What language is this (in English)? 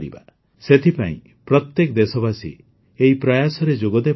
Odia